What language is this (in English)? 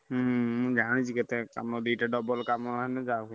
Odia